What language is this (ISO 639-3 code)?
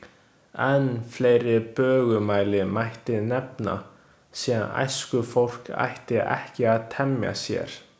isl